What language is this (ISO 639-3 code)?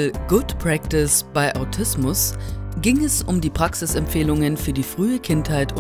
deu